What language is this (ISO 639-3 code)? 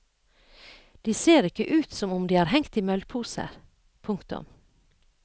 nor